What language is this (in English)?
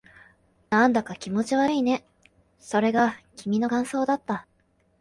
Japanese